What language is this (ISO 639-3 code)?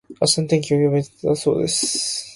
jpn